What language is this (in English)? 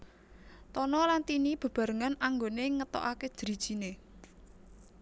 Javanese